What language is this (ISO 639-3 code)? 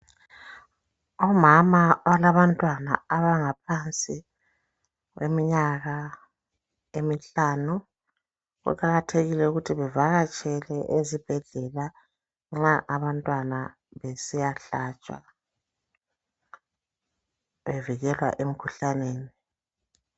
nde